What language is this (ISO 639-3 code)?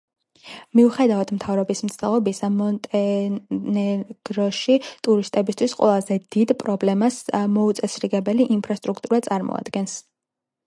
kat